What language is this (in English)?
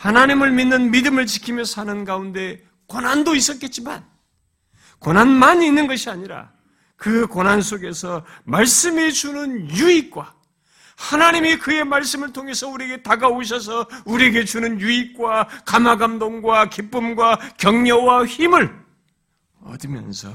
Korean